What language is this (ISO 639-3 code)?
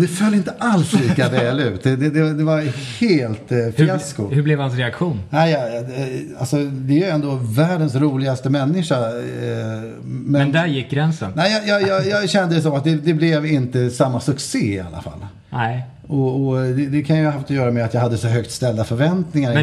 swe